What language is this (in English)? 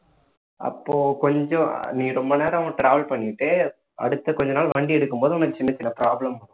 Tamil